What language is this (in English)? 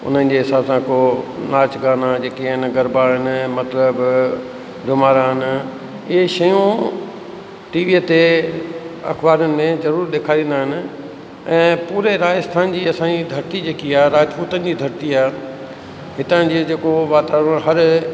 Sindhi